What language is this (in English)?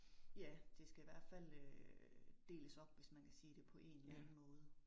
Danish